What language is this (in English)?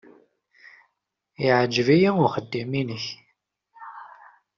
Kabyle